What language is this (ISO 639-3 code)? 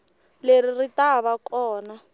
tso